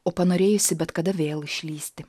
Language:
Lithuanian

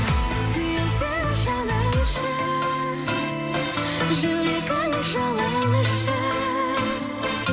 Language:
Kazakh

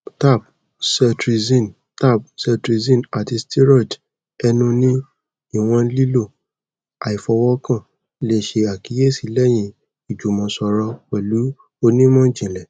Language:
Yoruba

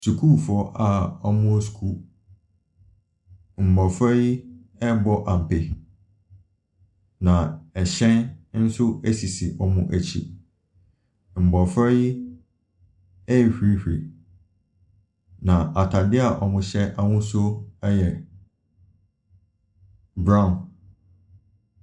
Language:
Akan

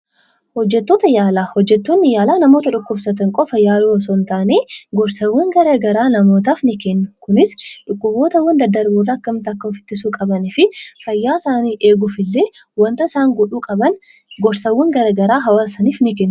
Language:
Oromo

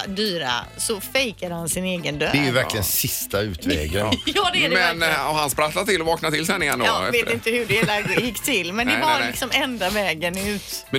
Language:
Swedish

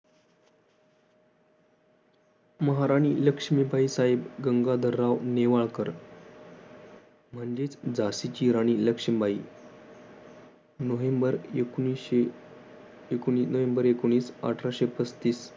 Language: Marathi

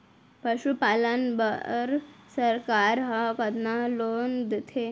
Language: Chhattisgarhi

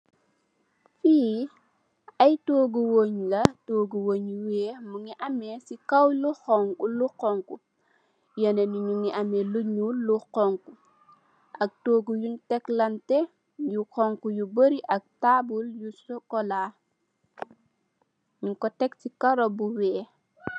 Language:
Wolof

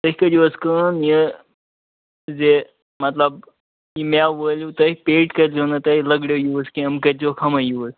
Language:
Kashmiri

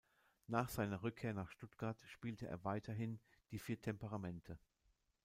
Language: German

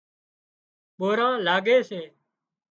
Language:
Wadiyara Koli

